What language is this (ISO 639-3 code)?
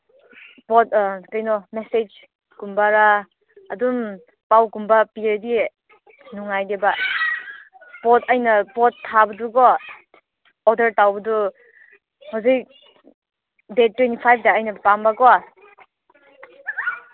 mni